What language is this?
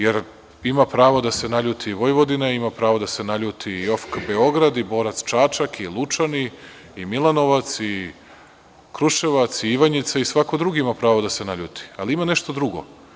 Serbian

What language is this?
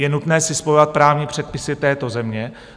Czech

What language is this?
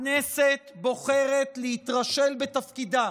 Hebrew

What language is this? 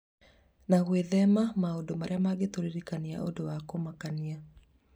Kikuyu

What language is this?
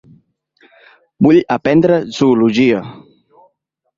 Catalan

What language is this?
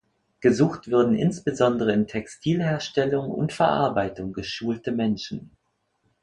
German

